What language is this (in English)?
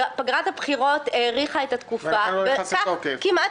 Hebrew